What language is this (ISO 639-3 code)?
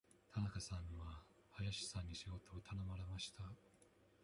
jpn